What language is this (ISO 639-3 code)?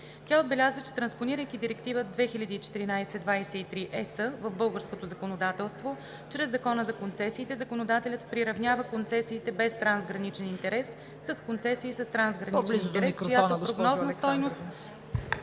bul